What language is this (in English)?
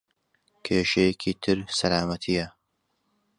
Central Kurdish